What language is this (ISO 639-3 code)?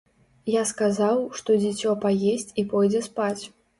bel